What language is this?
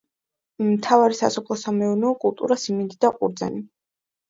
Georgian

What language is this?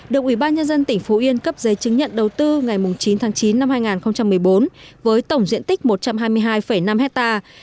Vietnamese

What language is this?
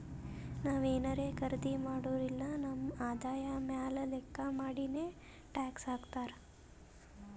Kannada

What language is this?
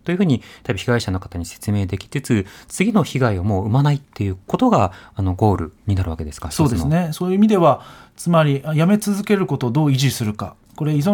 Japanese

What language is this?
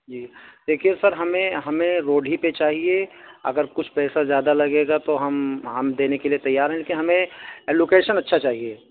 Urdu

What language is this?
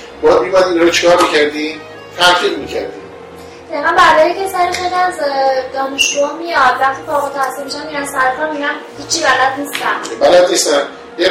Persian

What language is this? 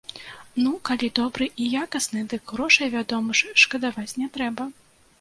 Belarusian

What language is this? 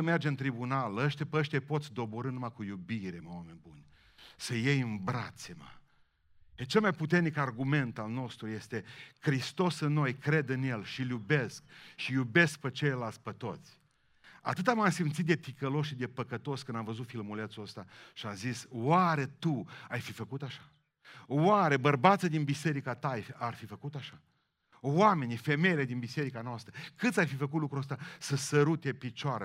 Romanian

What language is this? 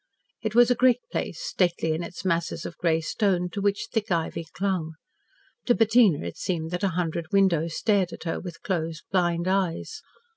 English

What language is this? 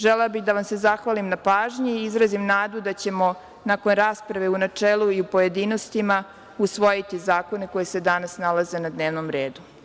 Serbian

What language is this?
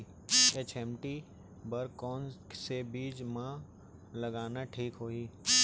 Chhattisgarhi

